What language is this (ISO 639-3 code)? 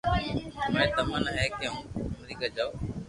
lrk